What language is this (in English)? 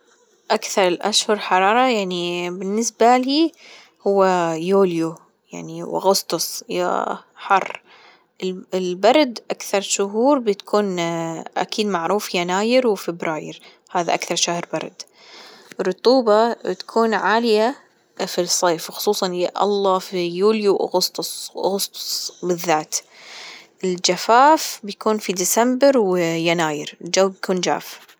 Gulf Arabic